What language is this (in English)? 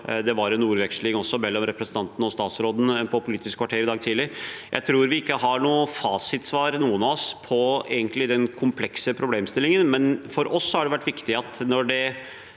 Norwegian